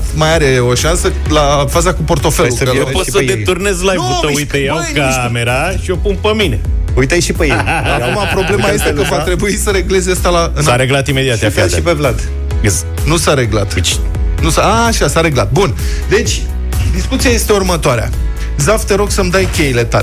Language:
Romanian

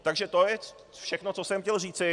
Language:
Czech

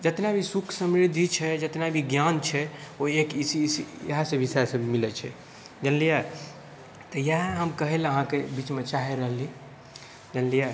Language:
Maithili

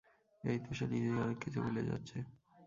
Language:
Bangla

